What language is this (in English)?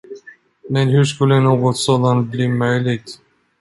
Swedish